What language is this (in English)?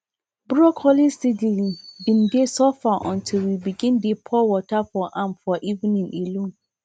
Nigerian Pidgin